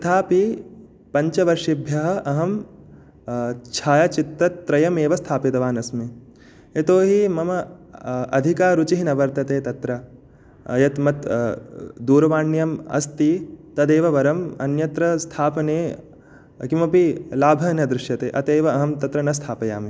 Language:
Sanskrit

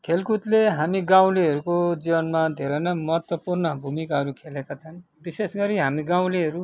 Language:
Nepali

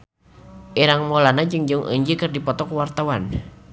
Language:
Sundanese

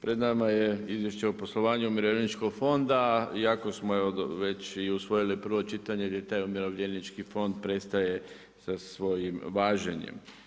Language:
Croatian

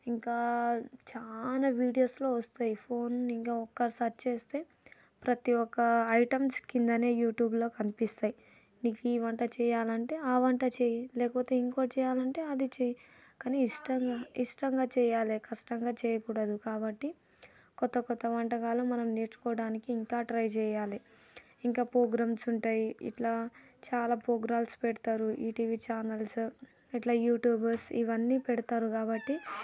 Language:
Telugu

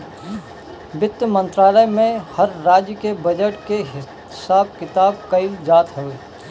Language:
Bhojpuri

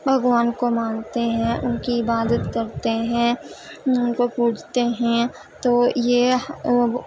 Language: Urdu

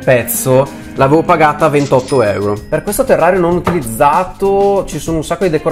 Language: Italian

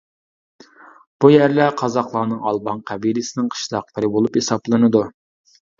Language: Uyghur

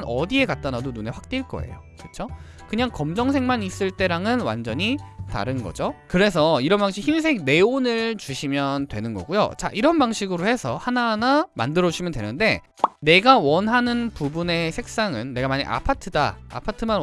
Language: Korean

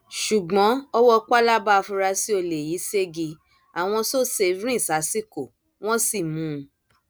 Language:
Yoruba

